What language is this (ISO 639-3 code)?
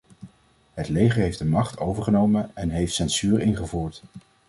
nld